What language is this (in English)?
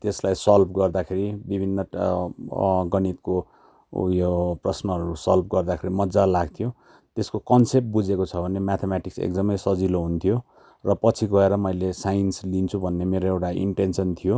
Nepali